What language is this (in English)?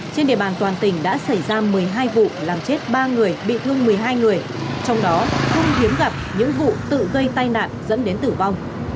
Vietnamese